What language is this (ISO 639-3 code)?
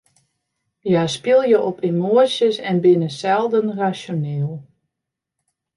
fry